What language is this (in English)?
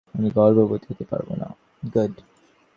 Bangla